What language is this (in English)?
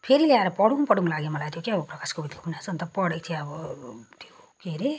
Nepali